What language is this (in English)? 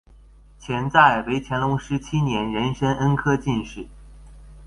Chinese